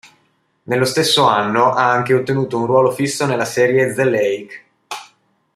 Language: Italian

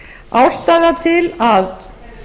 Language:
Icelandic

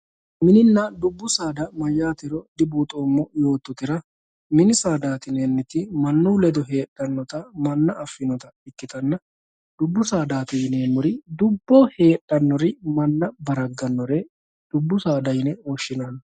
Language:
Sidamo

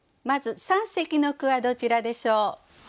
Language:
Japanese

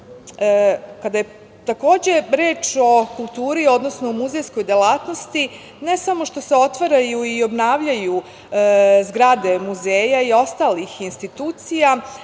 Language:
Serbian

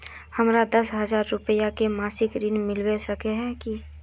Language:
Magahi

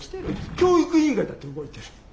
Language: Japanese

